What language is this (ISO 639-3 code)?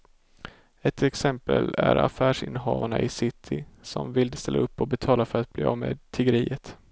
swe